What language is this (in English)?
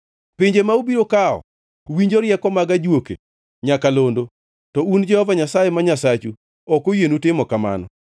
Luo (Kenya and Tanzania)